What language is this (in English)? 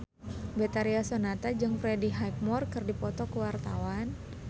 Sundanese